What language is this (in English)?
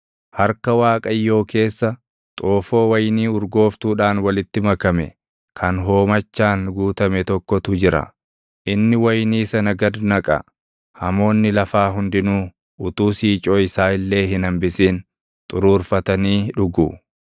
Oromo